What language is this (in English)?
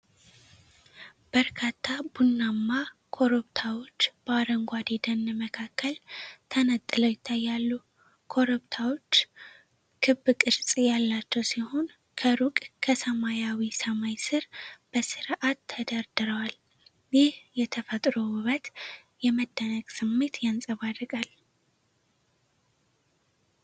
Amharic